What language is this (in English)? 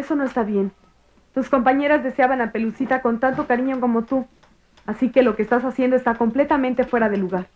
Spanish